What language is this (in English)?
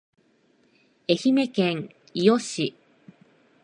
Japanese